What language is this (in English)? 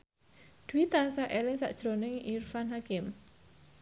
Javanese